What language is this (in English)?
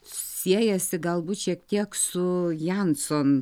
Lithuanian